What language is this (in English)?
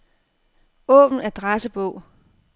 Danish